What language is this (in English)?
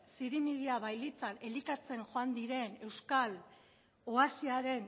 Basque